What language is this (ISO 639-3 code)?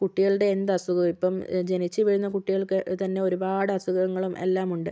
mal